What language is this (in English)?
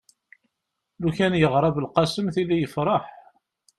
Kabyle